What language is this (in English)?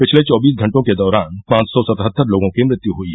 Hindi